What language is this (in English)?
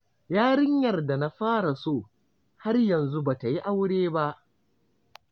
Hausa